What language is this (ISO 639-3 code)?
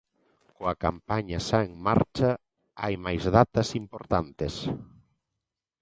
glg